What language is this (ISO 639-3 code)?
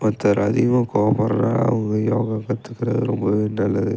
tam